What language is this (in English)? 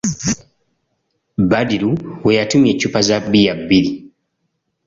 Ganda